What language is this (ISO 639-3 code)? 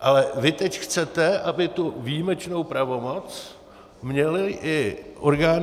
ces